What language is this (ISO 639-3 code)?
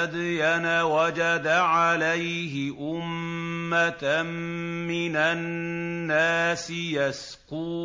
ara